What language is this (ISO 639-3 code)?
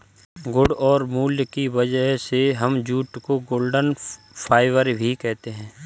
hin